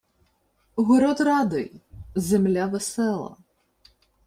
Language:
Ukrainian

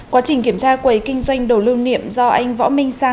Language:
Vietnamese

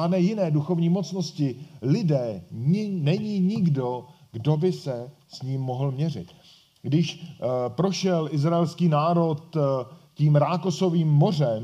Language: Czech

